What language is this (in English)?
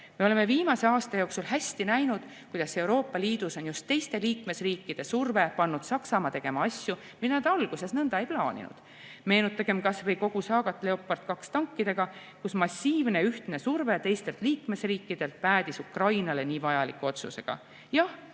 Estonian